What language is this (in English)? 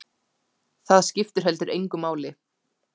Icelandic